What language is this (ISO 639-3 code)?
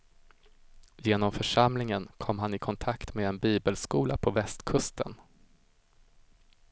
swe